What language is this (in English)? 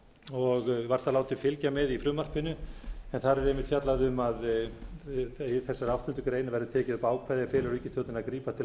Icelandic